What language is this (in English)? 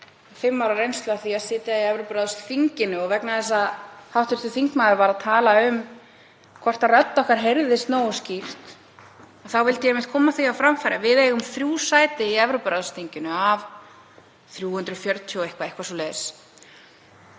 Icelandic